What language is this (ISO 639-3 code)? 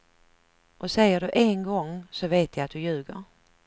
swe